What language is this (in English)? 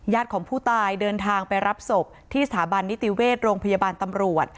Thai